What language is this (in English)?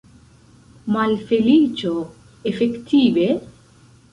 Esperanto